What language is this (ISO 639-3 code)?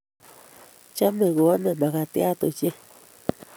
kln